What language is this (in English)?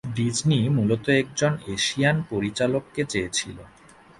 Bangla